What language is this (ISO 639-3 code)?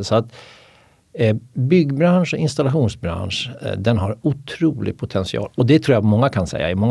swe